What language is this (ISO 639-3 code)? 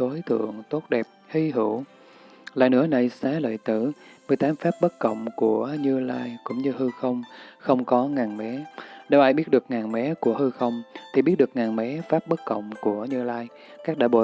vie